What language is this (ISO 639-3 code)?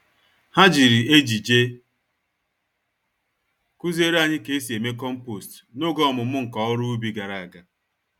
ibo